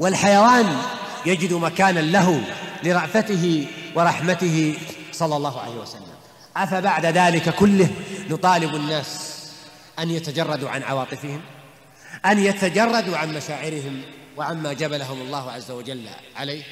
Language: Arabic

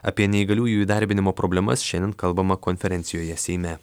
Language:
Lithuanian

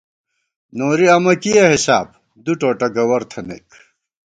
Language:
Gawar-Bati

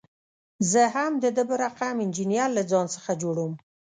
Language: Pashto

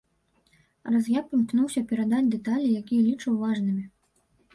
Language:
Belarusian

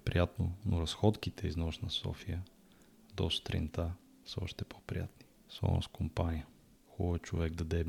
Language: Bulgarian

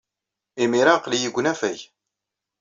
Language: Kabyle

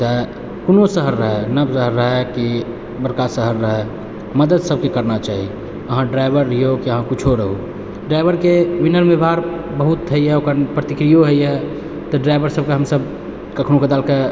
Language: Maithili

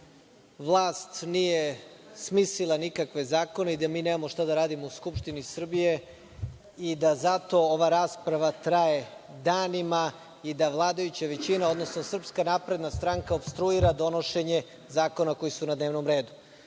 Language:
Serbian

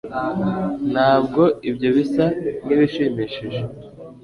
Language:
Kinyarwanda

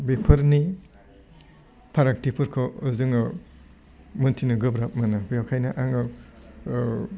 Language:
Bodo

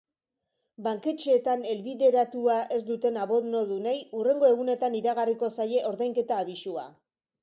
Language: Basque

